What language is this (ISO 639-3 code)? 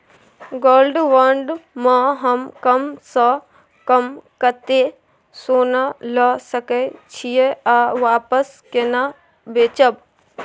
mai